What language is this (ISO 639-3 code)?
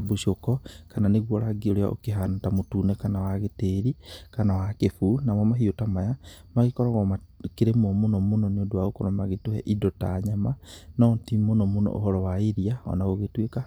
kik